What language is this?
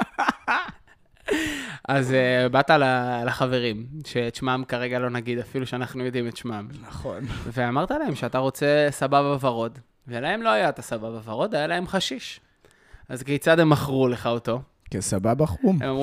Hebrew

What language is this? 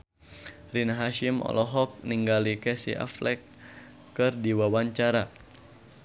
Sundanese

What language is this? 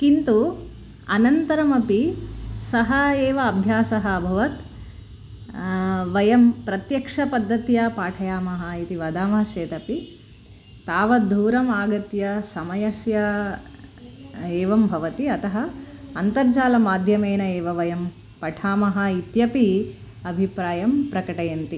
Sanskrit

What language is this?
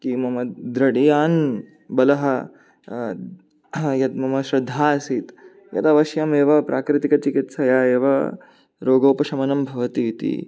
Sanskrit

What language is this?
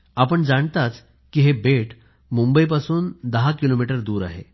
Marathi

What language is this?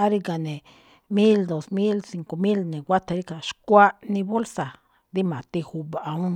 Malinaltepec Me'phaa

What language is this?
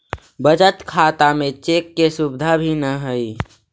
Magahi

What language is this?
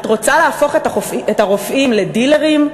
Hebrew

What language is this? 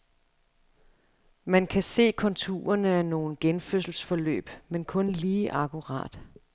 Danish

